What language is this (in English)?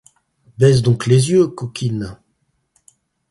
French